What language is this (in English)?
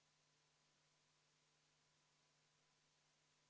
Estonian